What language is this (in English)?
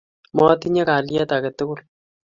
Kalenjin